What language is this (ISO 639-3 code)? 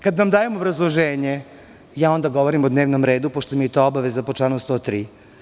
srp